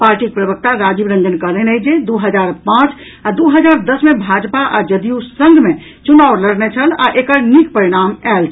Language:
Maithili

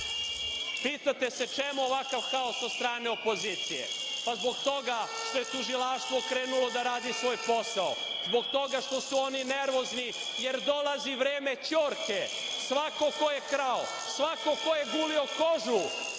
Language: Serbian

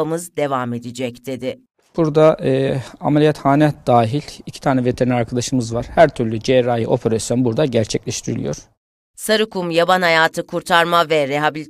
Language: Turkish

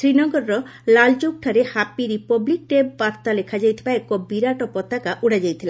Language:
Odia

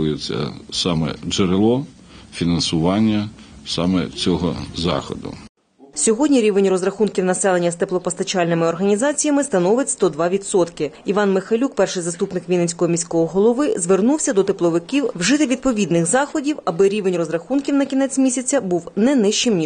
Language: Ukrainian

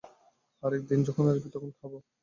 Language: Bangla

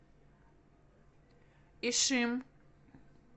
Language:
Russian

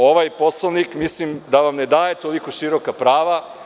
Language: Serbian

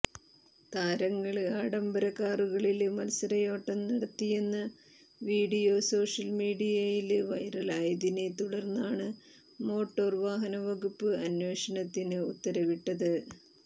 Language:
Malayalam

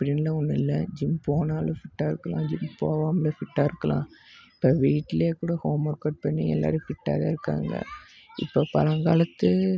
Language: Tamil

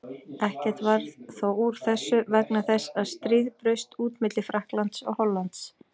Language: Icelandic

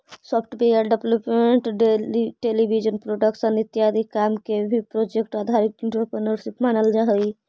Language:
Magahi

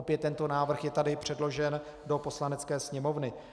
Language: Czech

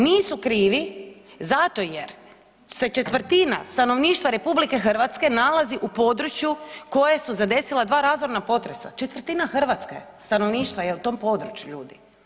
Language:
Croatian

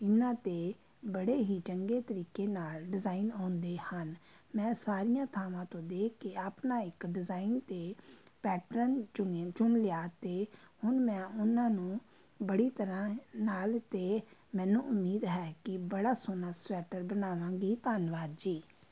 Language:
Punjabi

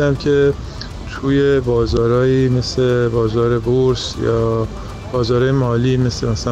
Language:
Persian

